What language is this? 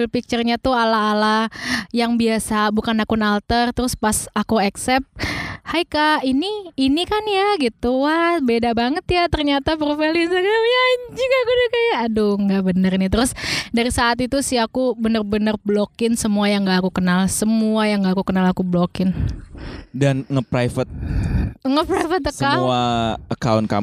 Indonesian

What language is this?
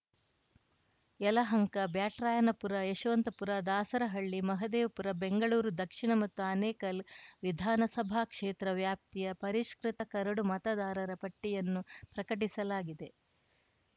Kannada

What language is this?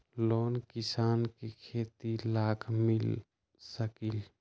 Magahi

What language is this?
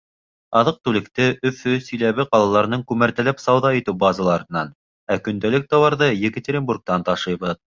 Bashkir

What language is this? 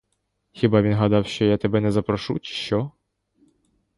Ukrainian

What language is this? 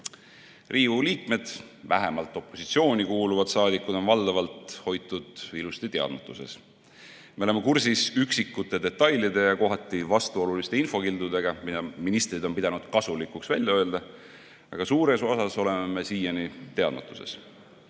Estonian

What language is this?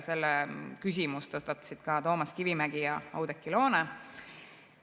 Estonian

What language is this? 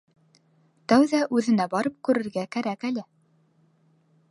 Bashkir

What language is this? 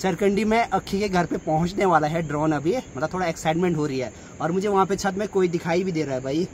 Hindi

